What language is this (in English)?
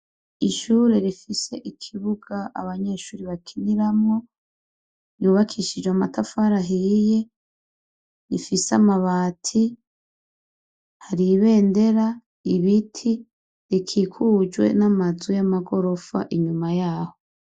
Rundi